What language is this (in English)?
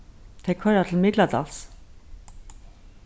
Faroese